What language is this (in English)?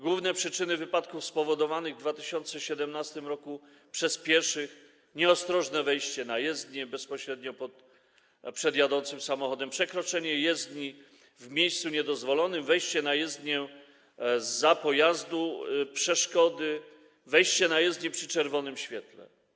Polish